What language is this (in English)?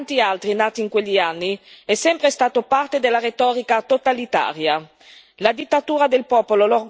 Italian